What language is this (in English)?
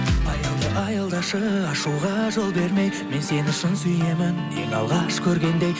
Kazakh